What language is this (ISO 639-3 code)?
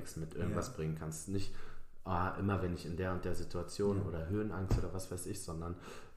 deu